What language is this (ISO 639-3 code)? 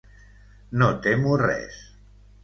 cat